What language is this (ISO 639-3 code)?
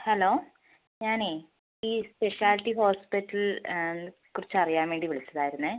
mal